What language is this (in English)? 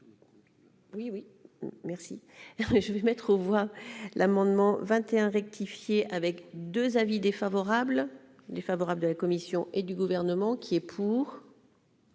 French